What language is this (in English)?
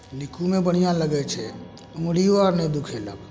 Maithili